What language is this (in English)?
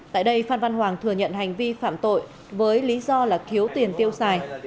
Vietnamese